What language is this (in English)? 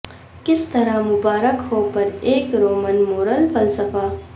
Urdu